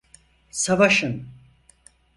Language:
Turkish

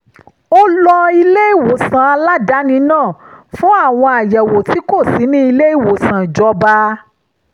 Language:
Yoruba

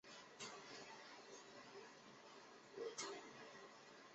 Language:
Chinese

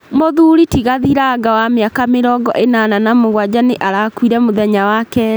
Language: Kikuyu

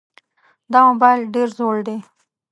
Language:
Pashto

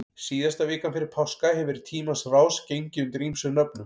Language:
Icelandic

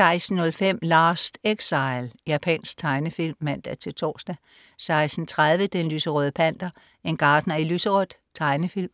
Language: Danish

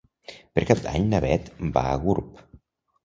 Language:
Catalan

